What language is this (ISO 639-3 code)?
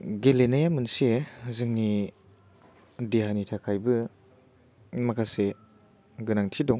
brx